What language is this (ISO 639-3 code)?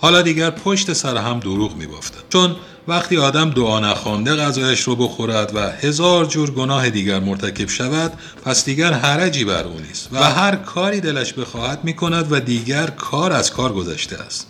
fas